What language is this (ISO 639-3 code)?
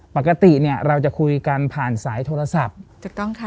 tha